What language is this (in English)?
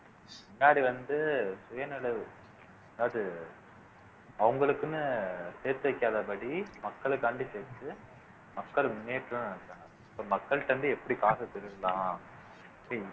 Tamil